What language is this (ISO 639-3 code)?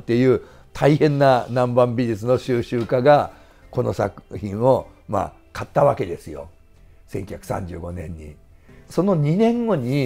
jpn